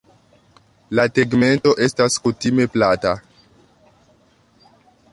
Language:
Esperanto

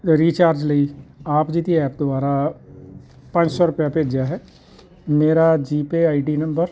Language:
Punjabi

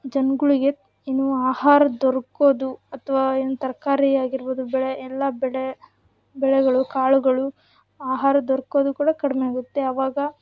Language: Kannada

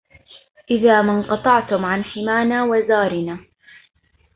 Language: Arabic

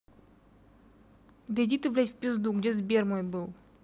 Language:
Russian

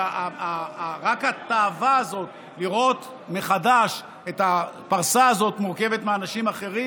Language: Hebrew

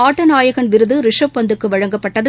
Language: Tamil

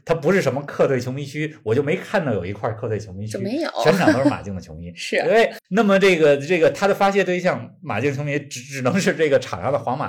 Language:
Chinese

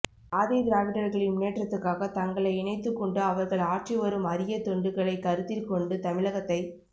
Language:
Tamil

